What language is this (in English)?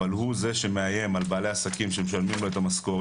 Hebrew